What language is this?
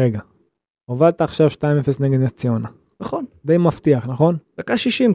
Hebrew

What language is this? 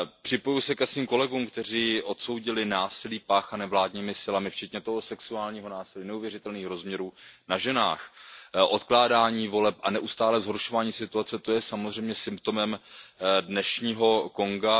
Czech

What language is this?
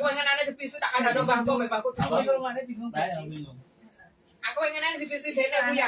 Indonesian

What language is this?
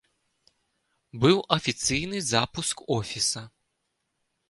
Belarusian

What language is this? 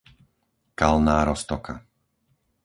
Slovak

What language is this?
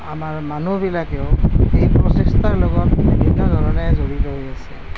Assamese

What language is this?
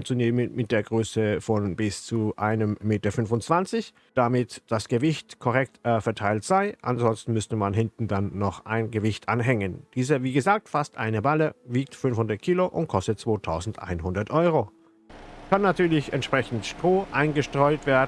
German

